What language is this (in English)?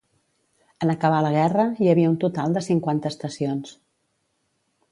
Catalan